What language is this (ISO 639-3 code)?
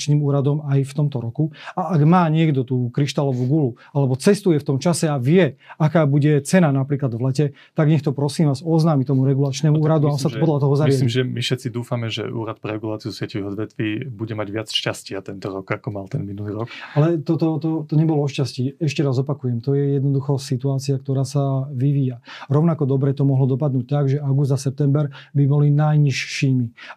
slk